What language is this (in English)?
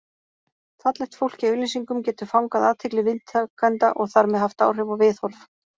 Icelandic